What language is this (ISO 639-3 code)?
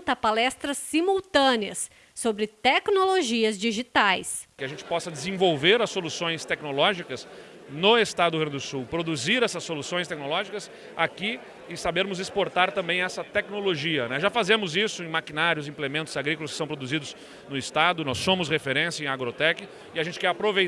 por